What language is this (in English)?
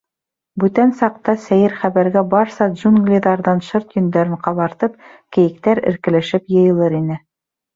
Bashkir